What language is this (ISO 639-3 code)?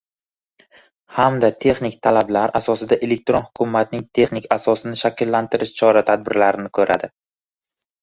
uzb